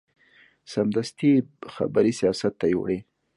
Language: Pashto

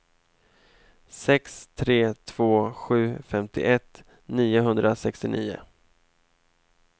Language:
Swedish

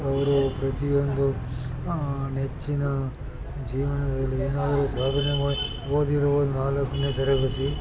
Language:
Kannada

